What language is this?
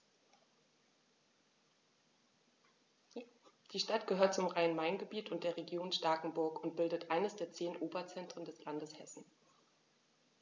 German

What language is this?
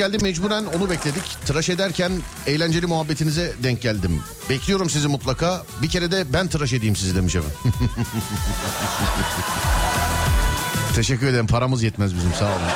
Turkish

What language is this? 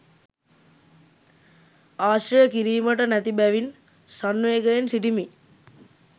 Sinhala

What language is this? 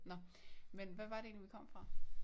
Danish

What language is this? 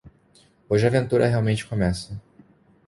Portuguese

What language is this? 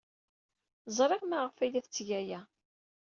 Kabyle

